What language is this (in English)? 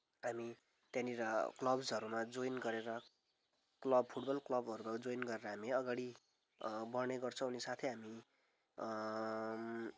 Nepali